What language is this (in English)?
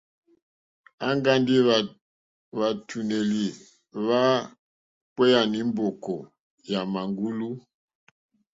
Mokpwe